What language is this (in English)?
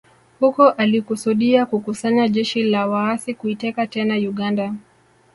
Swahili